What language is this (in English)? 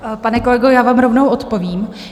Czech